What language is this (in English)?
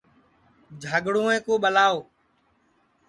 Sansi